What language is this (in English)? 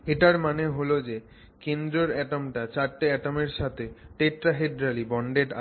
Bangla